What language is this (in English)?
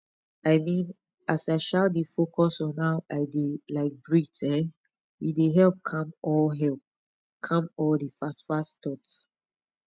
Nigerian Pidgin